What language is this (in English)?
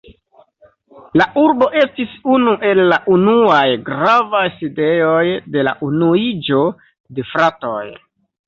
Esperanto